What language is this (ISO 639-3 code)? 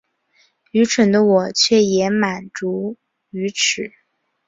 zho